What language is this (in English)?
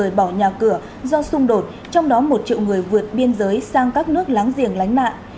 Vietnamese